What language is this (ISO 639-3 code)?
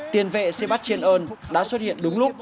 vie